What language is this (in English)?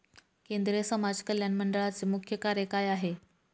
Marathi